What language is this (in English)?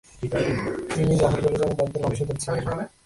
Bangla